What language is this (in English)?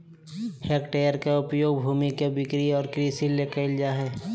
Magahi